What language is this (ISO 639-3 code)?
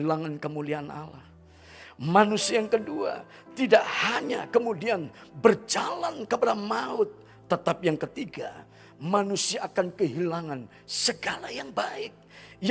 ind